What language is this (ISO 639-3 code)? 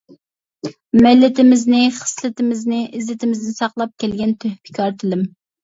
uig